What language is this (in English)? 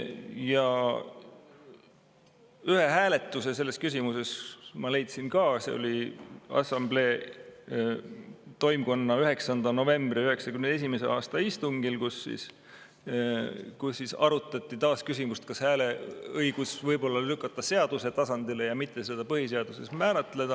Estonian